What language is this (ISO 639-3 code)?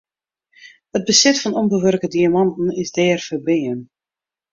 fry